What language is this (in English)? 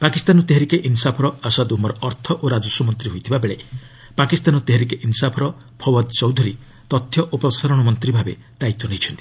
Odia